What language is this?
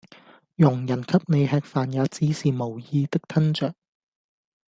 Cantonese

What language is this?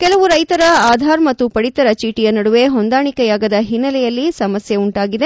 Kannada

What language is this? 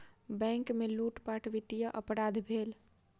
Maithili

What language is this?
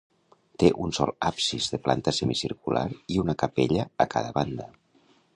Catalan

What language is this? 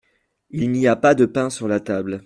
French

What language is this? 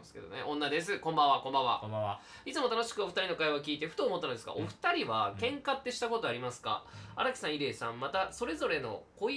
Japanese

